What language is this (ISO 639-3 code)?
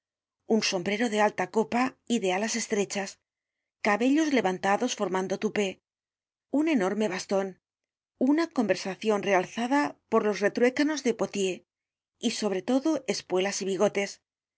spa